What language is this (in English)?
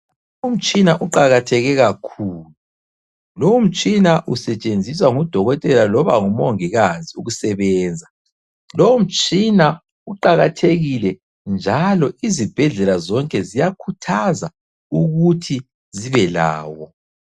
North Ndebele